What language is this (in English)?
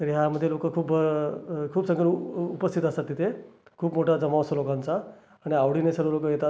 Marathi